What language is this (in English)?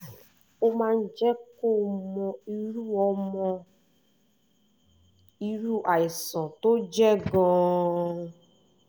Yoruba